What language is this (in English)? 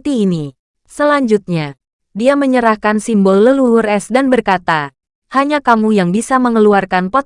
Indonesian